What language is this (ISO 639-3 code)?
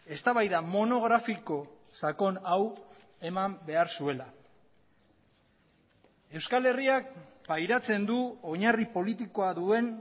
eus